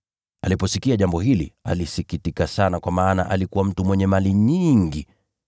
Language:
Swahili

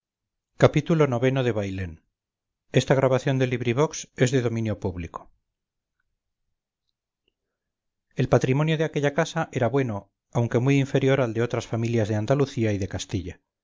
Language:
Spanish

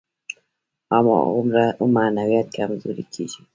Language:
Pashto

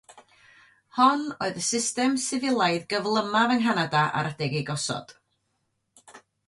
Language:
Welsh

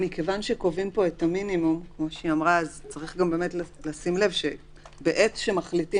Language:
Hebrew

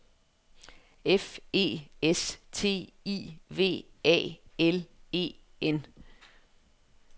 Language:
Danish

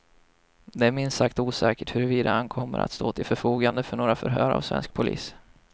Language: Swedish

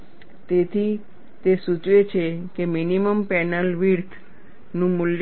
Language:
Gujarati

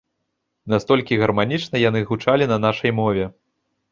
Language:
Belarusian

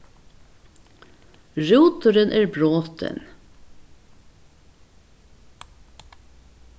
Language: Faroese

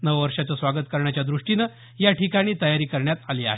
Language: Marathi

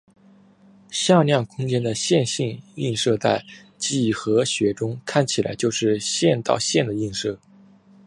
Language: Chinese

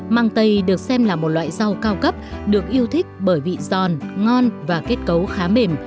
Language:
Vietnamese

